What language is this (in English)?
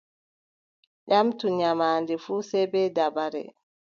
Adamawa Fulfulde